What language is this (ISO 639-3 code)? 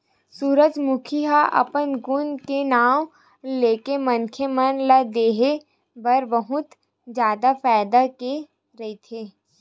hne